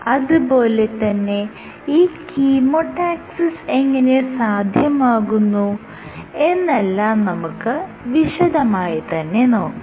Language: Malayalam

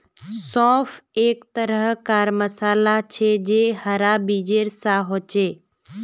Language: Magahi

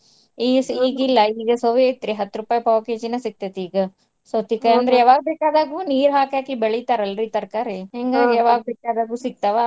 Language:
Kannada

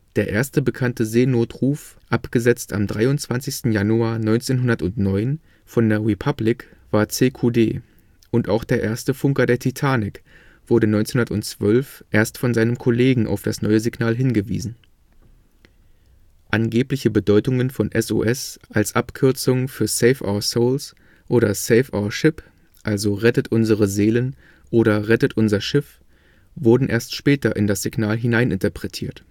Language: German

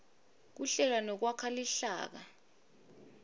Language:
Swati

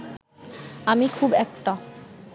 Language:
Bangla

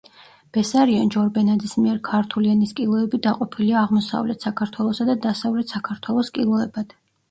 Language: Georgian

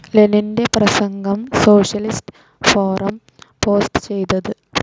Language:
Malayalam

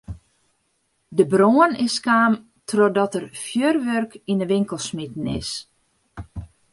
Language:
Western Frisian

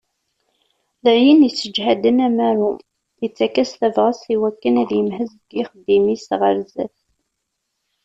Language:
Kabyle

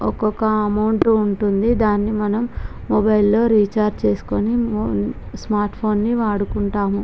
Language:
Telugu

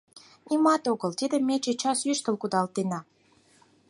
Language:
Mari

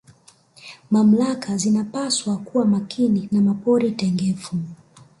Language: Swahili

